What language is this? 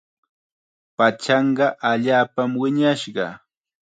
Chiquián Ancash Quechua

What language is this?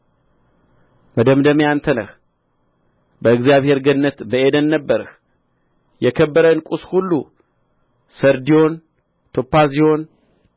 Amharic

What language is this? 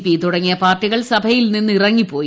Malayalam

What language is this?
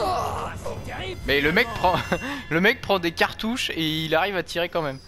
French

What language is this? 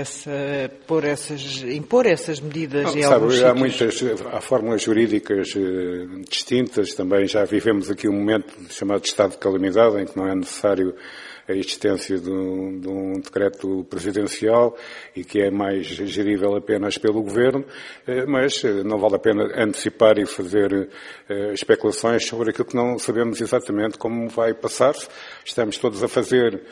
Portuguese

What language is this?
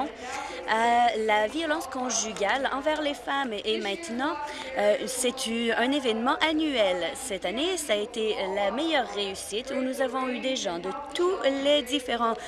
French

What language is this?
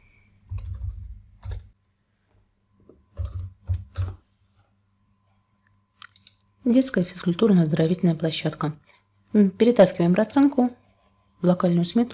Russian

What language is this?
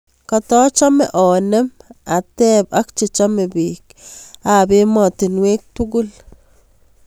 Kalenjin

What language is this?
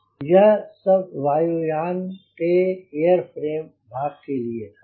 Hindi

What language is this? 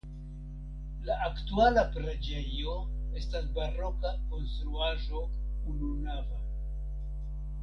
Esperanto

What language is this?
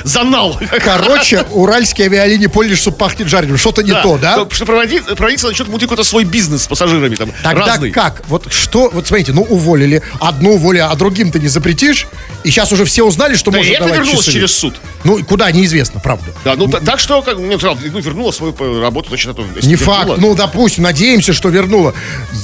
Russian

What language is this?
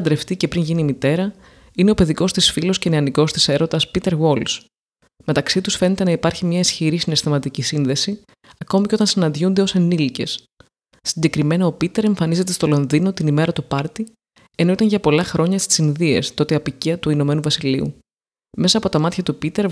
Greek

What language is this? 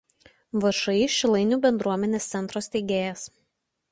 Lithuanian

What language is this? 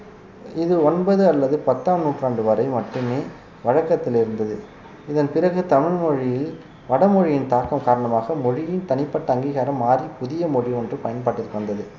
Tamil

